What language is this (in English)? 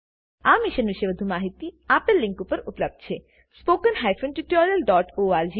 Gujarati